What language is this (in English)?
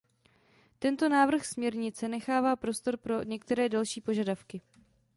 Czech